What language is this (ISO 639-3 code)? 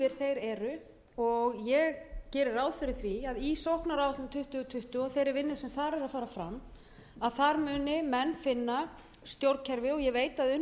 isl